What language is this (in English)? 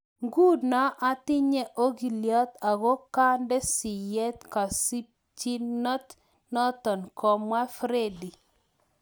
Kalenjin